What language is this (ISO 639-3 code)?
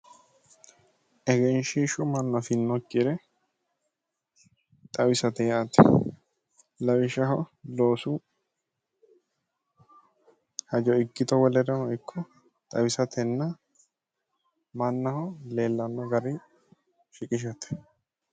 sid